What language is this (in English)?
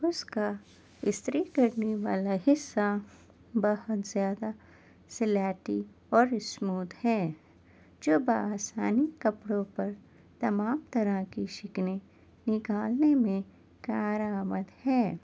Urdu